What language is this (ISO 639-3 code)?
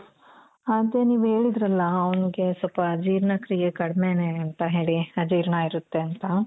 kan